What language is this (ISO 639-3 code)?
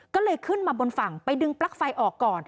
tha